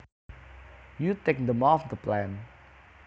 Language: Javanese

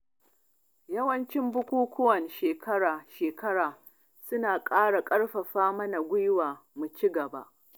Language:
Hausa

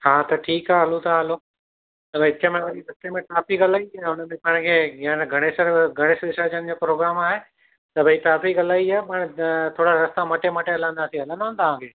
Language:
Sindhi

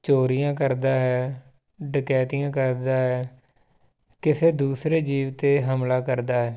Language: Punjabi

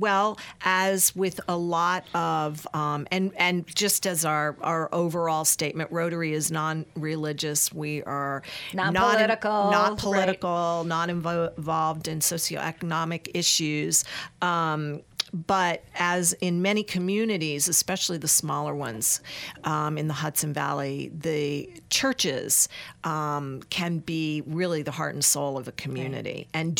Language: English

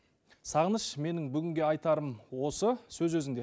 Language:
Kazakh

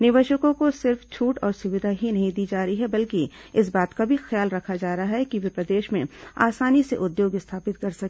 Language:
Hindi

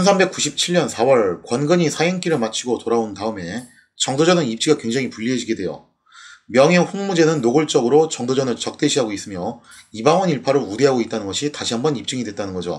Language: Korean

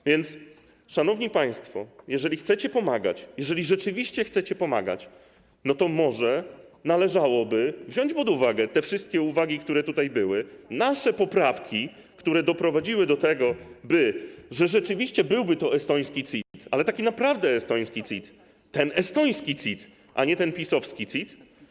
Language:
Polish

